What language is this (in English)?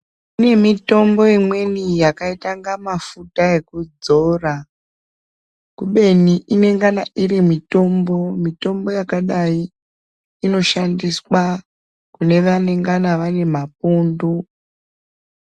Ndau